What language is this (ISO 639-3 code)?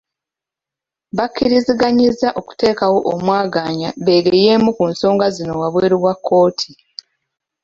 lug